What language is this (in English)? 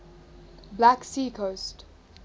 English